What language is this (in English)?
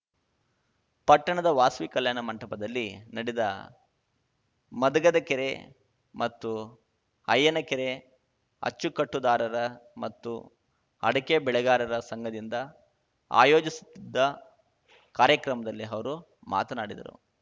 Kannada